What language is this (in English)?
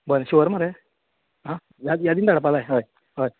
Konkani